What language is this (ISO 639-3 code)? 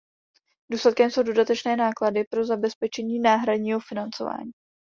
ces